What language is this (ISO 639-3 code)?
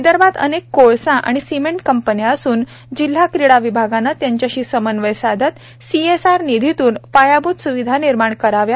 mar